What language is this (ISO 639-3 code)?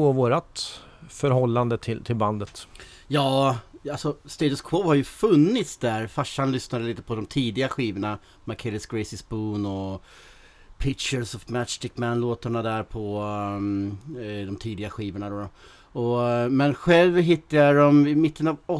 swe